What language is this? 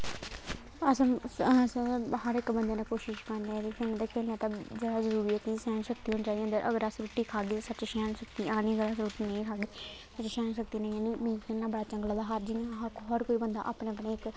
Dogri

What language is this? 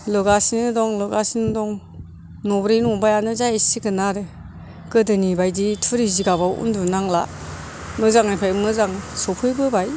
Bodo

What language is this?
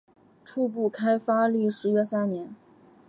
Chinese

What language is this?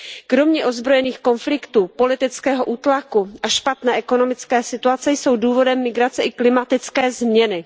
Czech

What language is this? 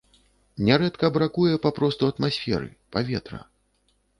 Belarusian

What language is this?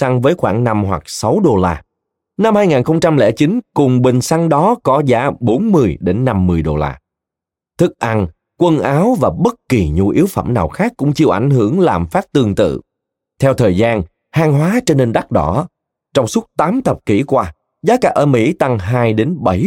Vietnamese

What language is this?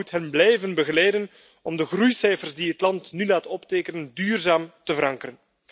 Dutch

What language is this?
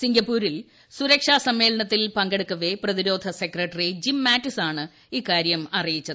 Malayalam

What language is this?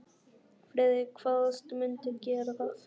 Icelandic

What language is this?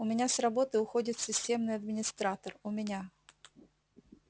Russian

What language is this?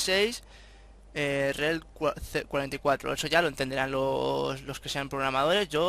Spanish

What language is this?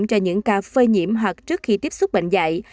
Vietnamese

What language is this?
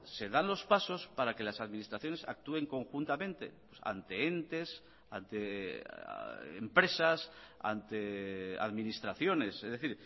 Spanish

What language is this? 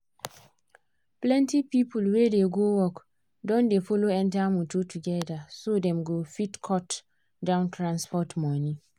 Nigerian Pidgin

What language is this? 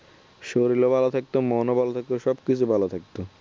Bangla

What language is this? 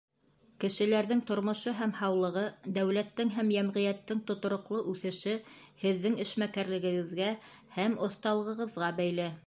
Bashkir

